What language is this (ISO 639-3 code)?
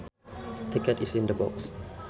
sun